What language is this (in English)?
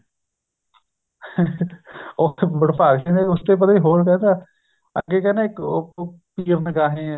Punjabi